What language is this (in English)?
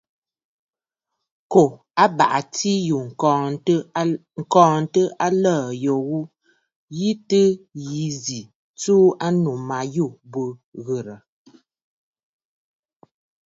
Bafut